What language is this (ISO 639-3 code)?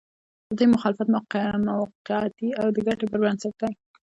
pus